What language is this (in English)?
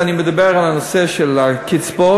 Hebrew